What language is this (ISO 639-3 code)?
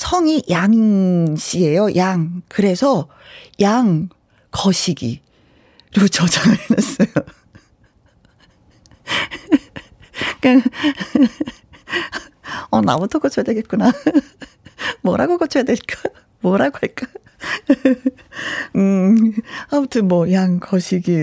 kor